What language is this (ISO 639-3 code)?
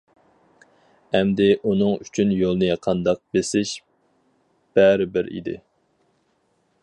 uig